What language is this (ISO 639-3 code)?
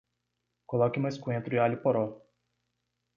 por